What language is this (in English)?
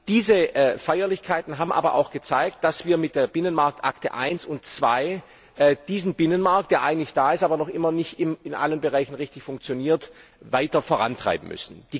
German